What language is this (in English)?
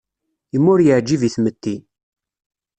Kabyle